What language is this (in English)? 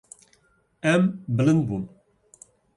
Kurdish